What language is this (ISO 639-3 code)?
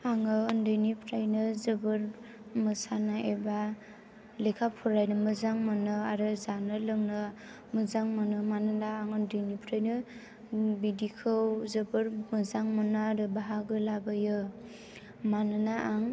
brx